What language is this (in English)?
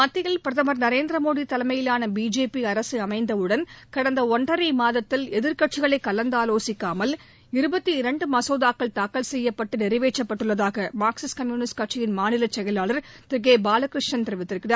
Tamil